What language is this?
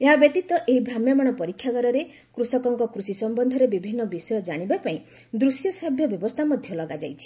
Odia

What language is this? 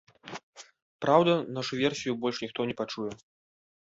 Belarusian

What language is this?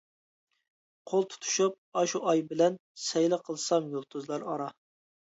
Uyghur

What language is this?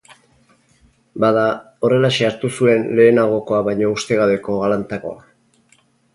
Basque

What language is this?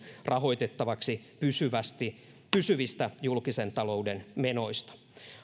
Finnish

